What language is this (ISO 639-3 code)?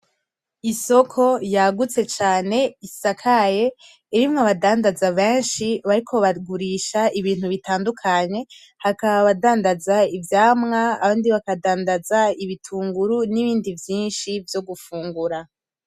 run